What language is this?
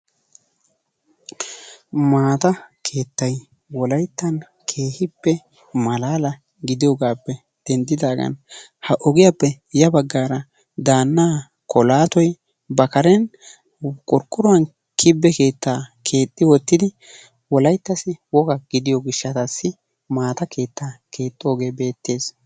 Wolaytta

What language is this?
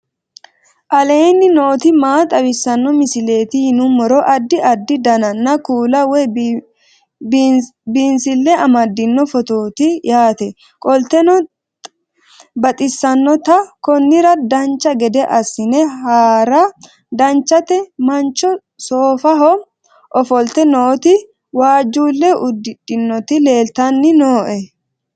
Sidamo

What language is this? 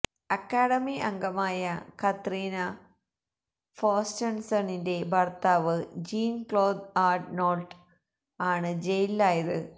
Malayalam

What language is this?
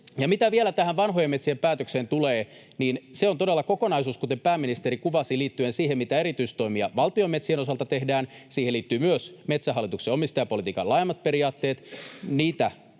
Finnish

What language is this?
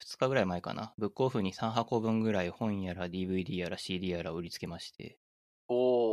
Japanese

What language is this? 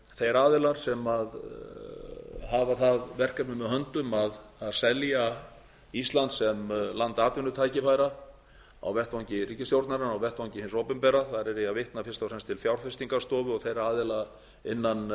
Icelandic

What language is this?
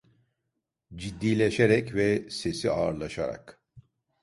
Turkish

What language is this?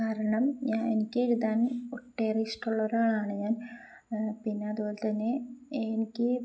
Malayalam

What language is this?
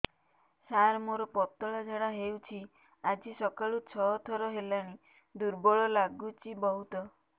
Odia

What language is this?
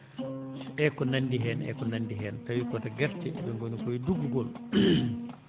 Fula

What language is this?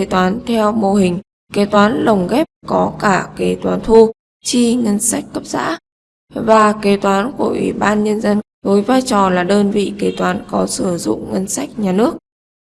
Vietnamese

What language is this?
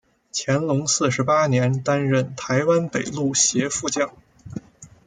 Chinese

